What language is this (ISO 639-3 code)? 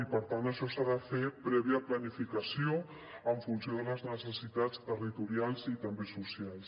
cat